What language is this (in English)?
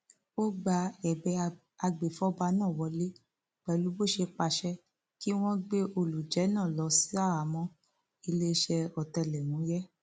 Yoruba